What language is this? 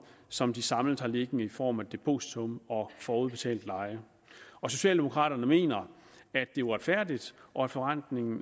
Danish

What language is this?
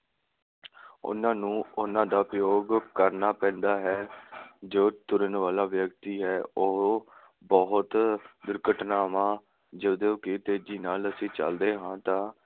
Punjabi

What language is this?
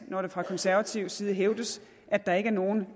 Danish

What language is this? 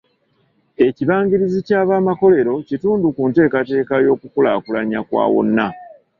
Ganda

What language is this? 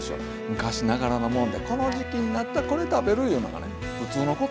Japanese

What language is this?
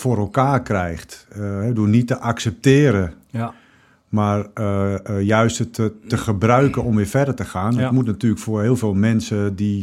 Dutch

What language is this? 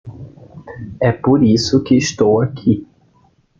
Portuguese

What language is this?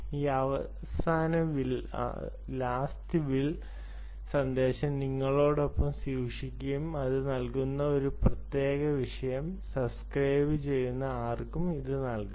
Malayalam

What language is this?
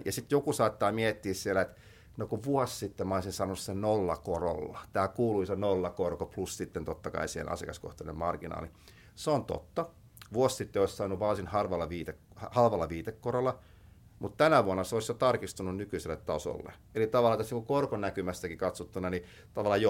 Finnish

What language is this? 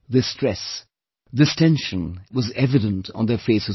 English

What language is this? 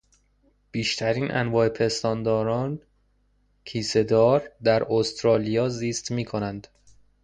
Persian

